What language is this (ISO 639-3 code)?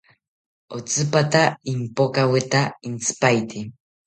cpy